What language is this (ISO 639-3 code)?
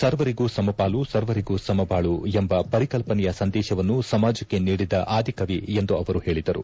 kan